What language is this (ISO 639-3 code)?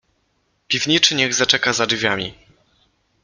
pol